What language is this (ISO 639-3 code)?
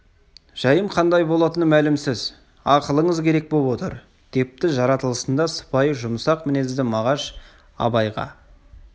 kaz